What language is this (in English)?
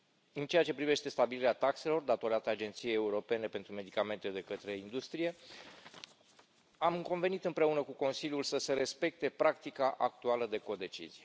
Romanian